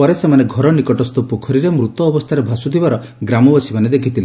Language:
Odia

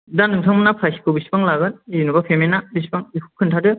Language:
Bodo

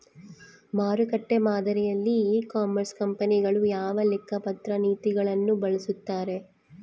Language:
Kannada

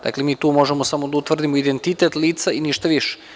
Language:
Serbian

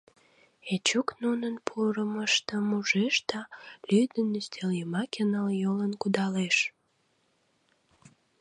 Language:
Mari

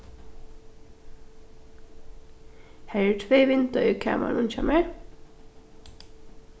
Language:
Faroese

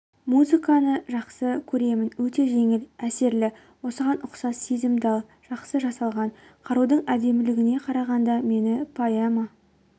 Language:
Kazakh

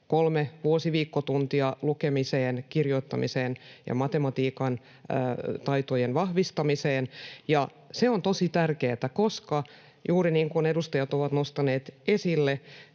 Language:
Finnish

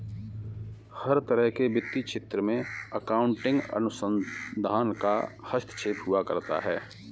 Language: Hindi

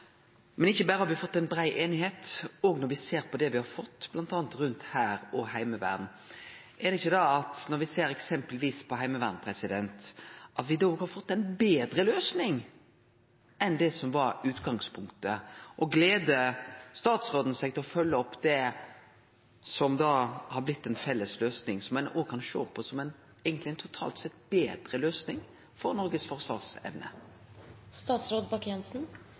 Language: Norwegian Nynorsk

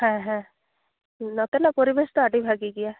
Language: Santali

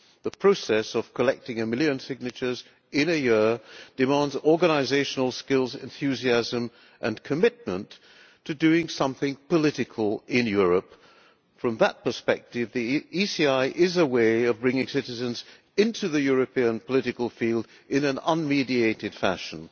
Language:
English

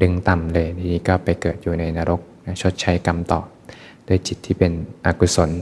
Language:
Thai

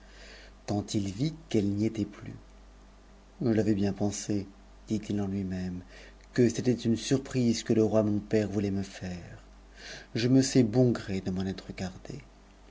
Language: French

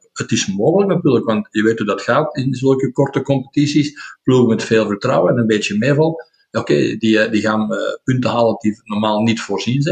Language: Dutch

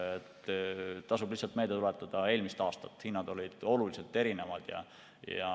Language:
Estonian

